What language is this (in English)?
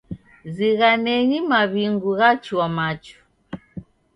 Taita